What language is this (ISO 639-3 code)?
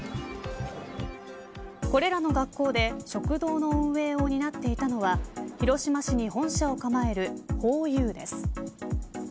jpn